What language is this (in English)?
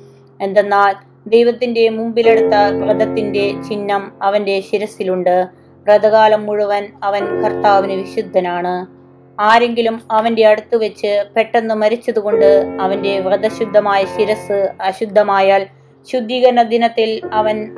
Malayalam